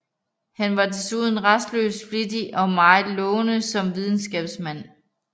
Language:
Danish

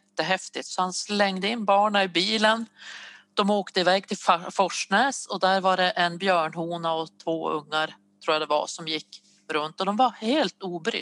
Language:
Swedish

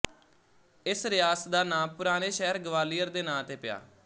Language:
Punjabi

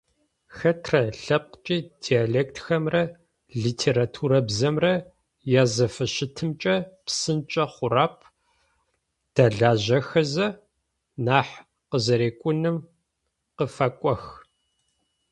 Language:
Adyghe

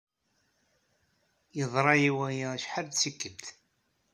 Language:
Kabyle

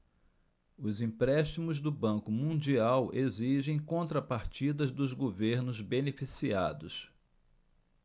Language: Portuguese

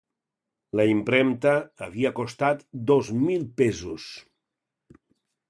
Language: Catalan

